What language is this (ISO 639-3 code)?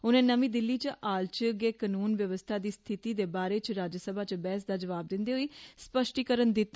doi